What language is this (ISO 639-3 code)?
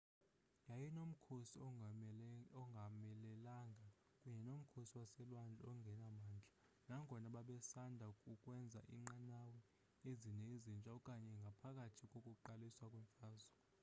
xho